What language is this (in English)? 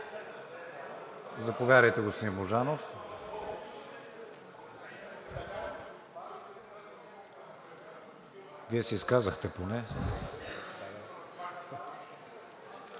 Bulgarian